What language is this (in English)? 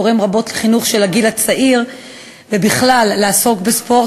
Hebrew